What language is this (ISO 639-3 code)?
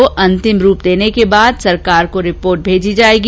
hin